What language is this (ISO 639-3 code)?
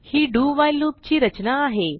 mar